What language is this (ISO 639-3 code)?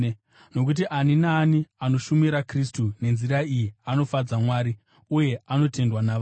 sna